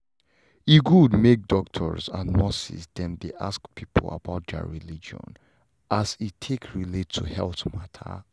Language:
Nigerian Pidgin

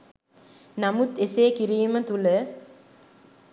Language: Sinhala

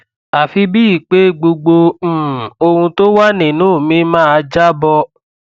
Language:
Yoruba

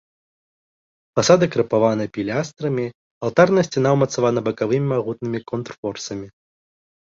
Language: Belarusian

